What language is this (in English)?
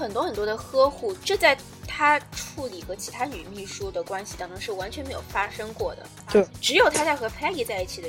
Chinese